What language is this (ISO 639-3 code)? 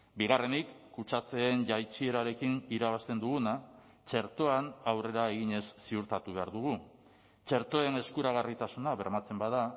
eus